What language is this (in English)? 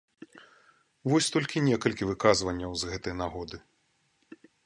Belarusian